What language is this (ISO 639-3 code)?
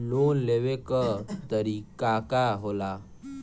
bho